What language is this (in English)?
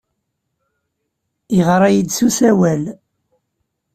Kabyle